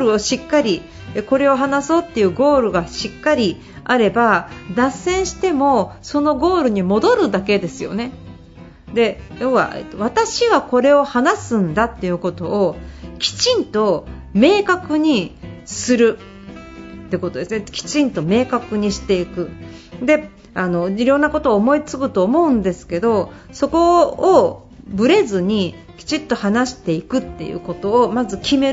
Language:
Japanese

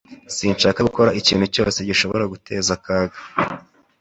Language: Kinyarwanda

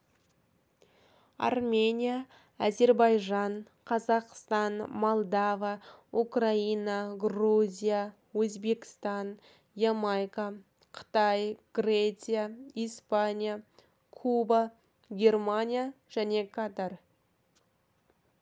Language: Kazakh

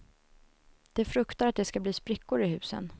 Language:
Swedish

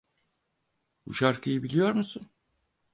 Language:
Turkish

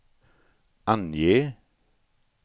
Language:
Swedish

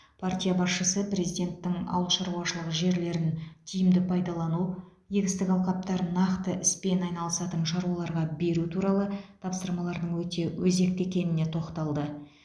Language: Kazakh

